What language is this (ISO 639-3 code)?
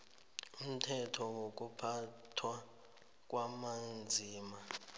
nbl